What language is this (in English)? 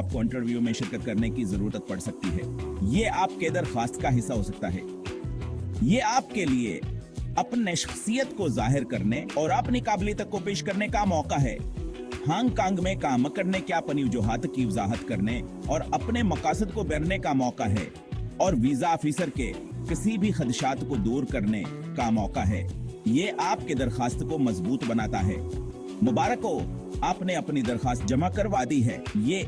Hindi